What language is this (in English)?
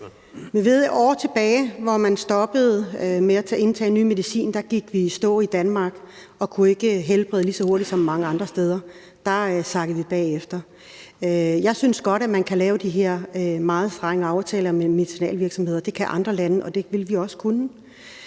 Danish